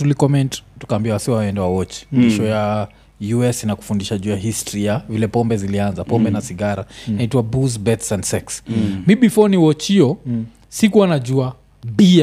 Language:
Swahili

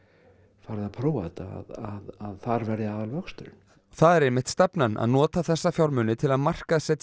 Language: Icelandic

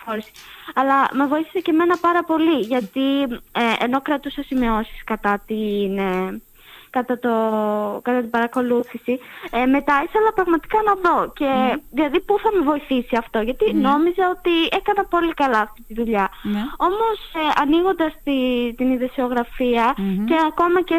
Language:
Greek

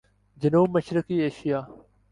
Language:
Urdu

